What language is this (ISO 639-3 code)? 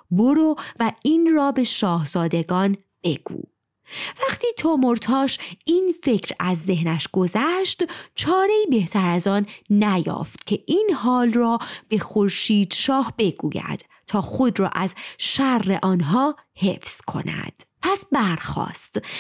fas